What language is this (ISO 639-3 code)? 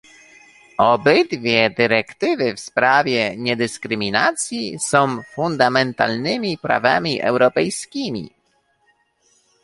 pol